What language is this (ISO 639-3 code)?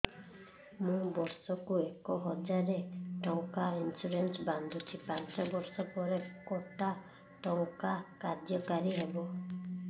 ori